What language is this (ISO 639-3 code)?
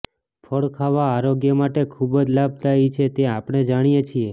guj